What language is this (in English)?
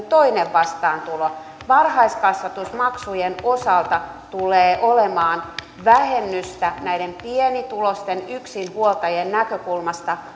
Finnish